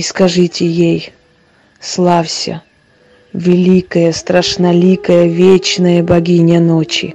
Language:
Russian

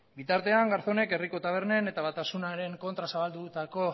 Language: Basque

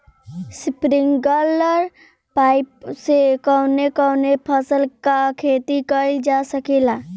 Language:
Bhojpuri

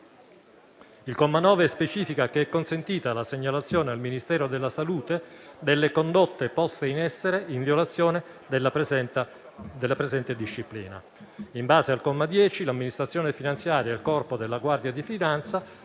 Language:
Italian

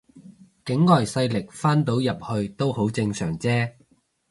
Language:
Cantonese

